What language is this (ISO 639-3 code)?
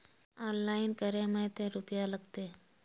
mag